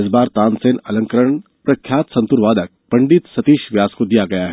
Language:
Hindi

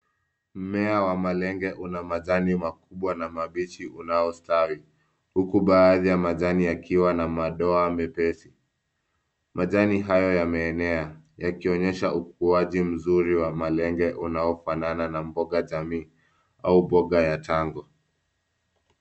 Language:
Swahili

